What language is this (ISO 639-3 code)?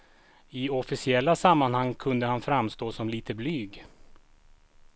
swe